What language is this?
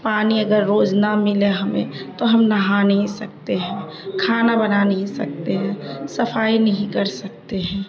Urdu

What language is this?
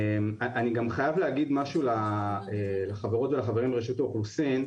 Hebrew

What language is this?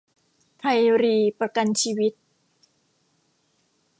Thai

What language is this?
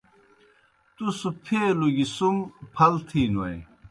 Kohistani Shina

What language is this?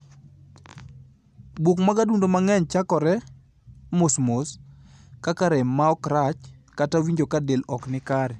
Luo (Kenya and Tanzania)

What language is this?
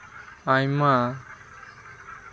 Santali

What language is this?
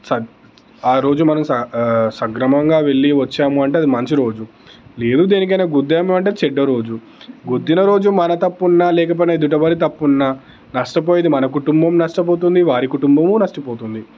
Telugu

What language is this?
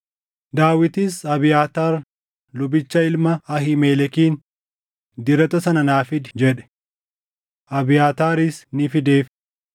Oromo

